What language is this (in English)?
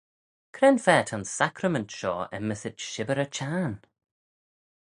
Manx